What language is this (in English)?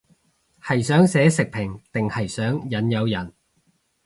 Cantonese